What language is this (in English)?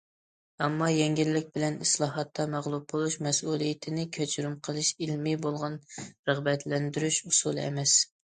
Uyghur